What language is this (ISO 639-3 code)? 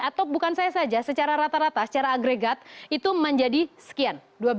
ind